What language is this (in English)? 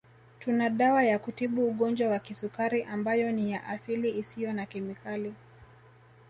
Swahili